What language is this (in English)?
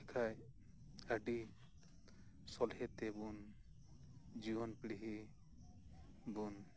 Santali